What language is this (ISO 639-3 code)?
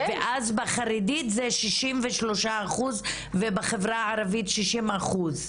heb